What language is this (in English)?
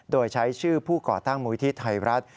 Thai